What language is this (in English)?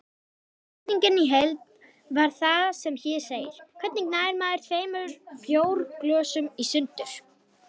Icelandic